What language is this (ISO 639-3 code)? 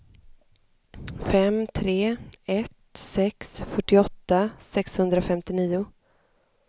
swe